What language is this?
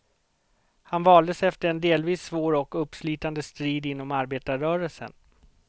Swedish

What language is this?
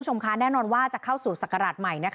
Thai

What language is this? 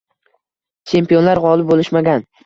Uzbek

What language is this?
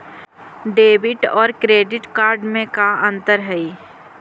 Magahi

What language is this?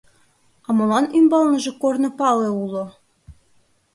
Mari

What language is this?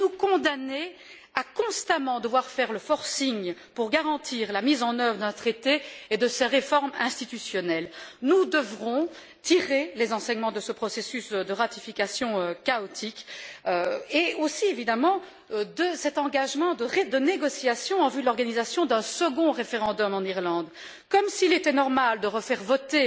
French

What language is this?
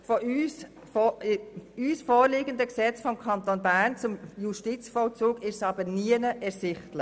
Swiss German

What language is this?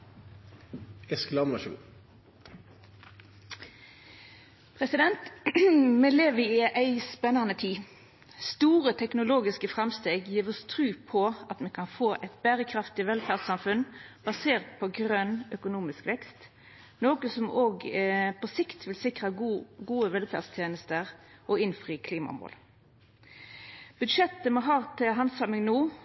Norwegian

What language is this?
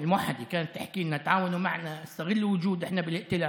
Hebrew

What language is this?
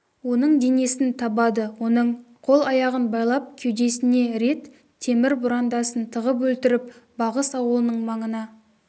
Kazakh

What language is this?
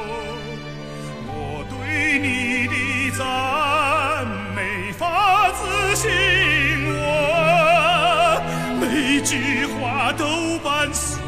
Chinese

